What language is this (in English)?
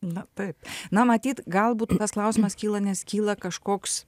Lithuanian